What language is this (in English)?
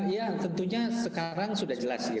Indonesian